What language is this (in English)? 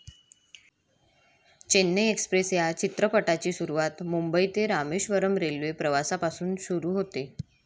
Marathi